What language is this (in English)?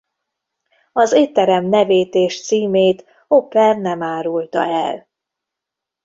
Hungarian